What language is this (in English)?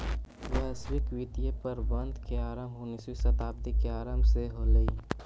Magahi